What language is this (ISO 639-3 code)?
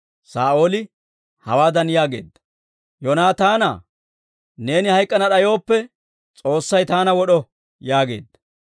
dwr